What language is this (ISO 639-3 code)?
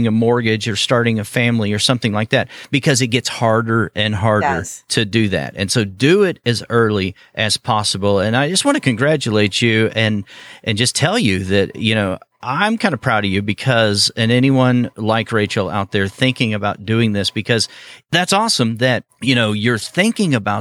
eng